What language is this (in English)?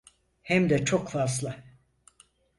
Turkish